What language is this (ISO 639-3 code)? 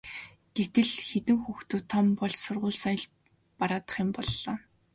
mon